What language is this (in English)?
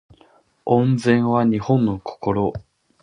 Japanese